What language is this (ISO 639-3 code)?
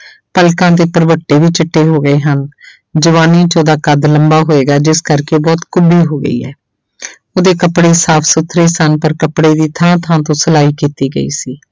pan